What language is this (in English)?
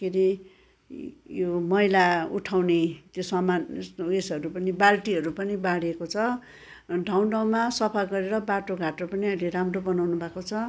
Nepali